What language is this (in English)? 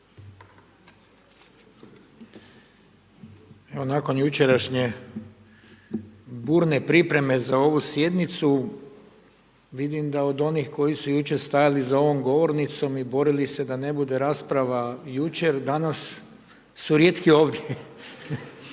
Croatian